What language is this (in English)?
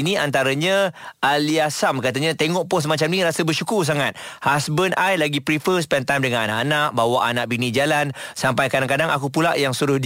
Malay